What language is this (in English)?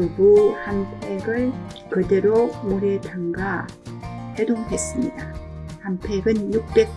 Korean